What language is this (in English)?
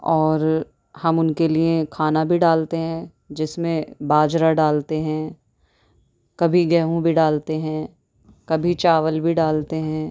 Urdu